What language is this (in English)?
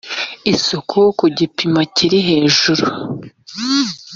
Kinyarwanda